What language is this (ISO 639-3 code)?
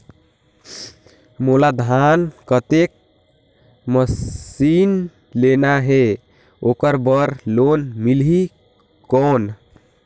hne